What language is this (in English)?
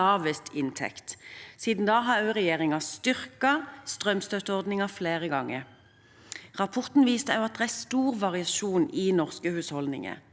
Norwegian